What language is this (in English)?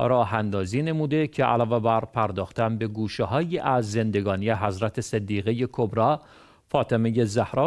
Persian